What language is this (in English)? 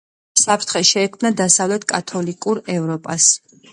Georgian